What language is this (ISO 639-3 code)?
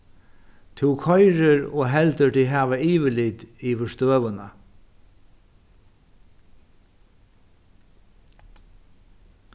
fao